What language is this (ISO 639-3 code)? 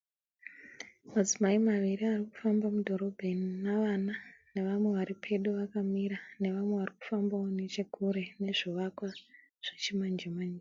sna